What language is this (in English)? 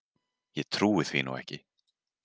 Icelandic